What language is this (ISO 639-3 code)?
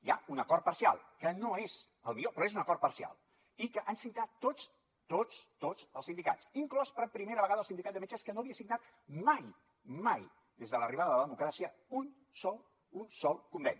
cat